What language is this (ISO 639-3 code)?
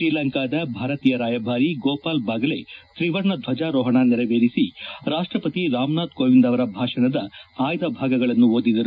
kan